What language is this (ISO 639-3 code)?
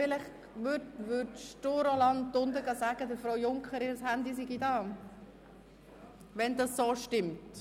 gsw